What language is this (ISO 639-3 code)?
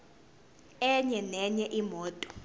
zul